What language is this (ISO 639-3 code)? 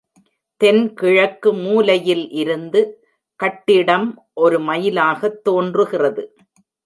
tam